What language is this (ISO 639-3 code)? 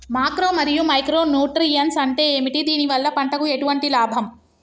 tel